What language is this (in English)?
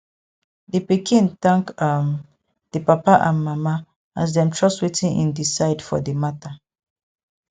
Nigerian Pidgin